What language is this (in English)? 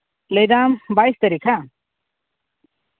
Santali